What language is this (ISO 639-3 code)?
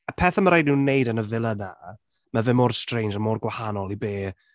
cym